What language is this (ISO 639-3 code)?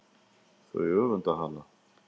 isl